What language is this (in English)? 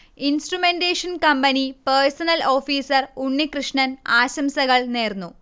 Malayalam